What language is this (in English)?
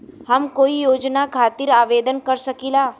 Bhojpuri